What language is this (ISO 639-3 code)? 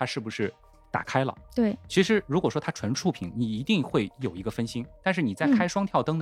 zho